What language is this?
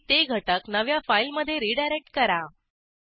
Marathi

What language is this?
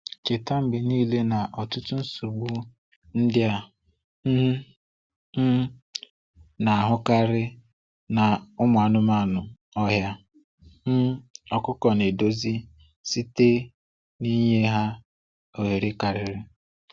Igbo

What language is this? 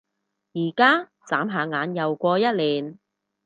Cantonese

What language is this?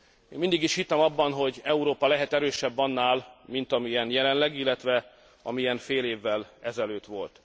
Hungarian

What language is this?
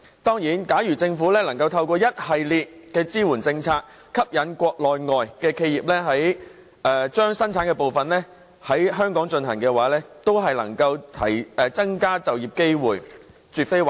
Cantonese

